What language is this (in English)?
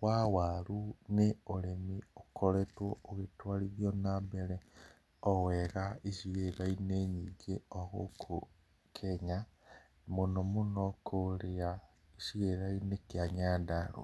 Kikuyu